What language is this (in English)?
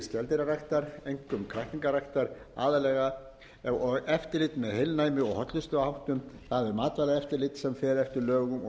Icelandic